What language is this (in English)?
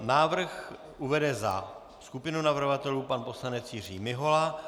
Czech